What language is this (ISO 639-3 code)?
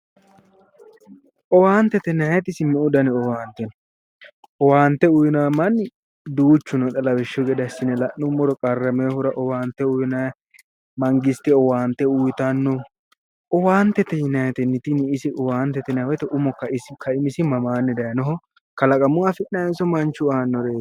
sid